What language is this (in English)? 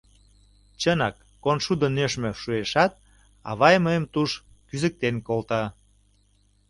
Mari